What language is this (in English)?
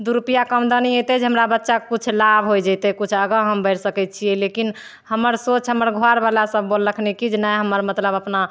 Maithili